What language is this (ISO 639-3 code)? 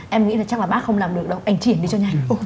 vie